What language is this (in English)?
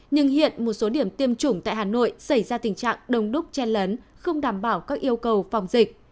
Vietnamese